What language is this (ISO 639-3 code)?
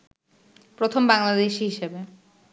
ben